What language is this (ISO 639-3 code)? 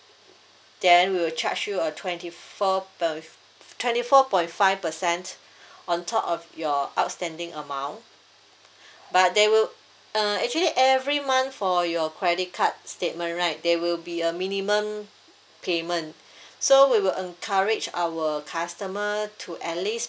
eng